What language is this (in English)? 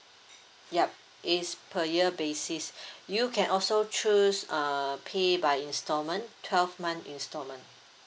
English